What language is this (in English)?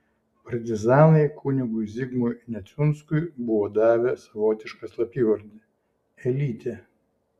Lithuanian